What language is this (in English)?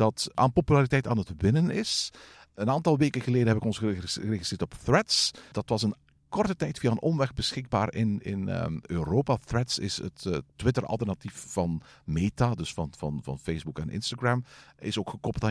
Dutch